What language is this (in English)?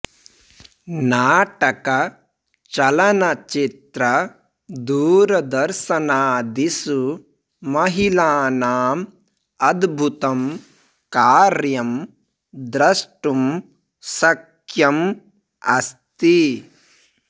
Sanskrit